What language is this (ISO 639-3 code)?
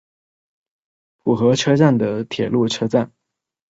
zho